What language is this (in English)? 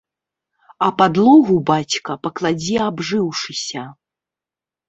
Belarusian